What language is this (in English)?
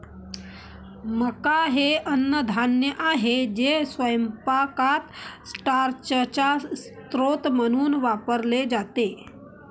Marathi